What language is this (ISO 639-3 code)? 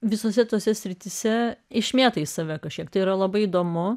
lit